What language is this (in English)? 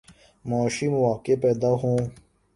Urdu